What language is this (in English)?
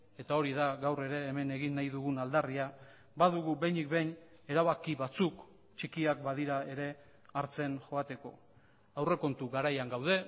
Basque